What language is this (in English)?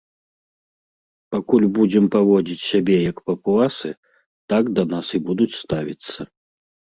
Belarusian